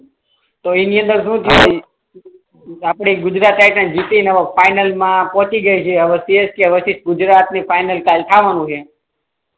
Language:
Gujarati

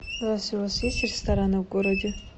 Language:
Russian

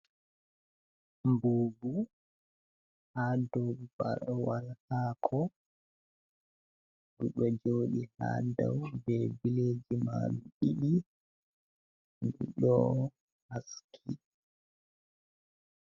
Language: Fula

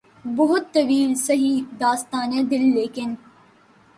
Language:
Urdu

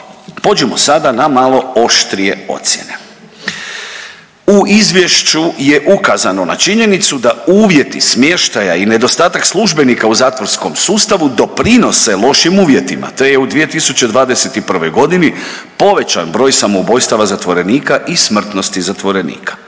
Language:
Croatian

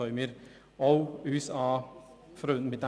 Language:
Swiss German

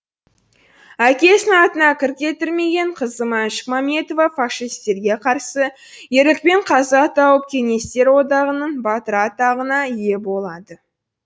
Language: Kazakh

